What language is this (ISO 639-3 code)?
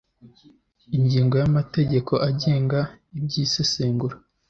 kin